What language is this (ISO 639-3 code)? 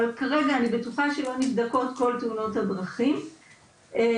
heb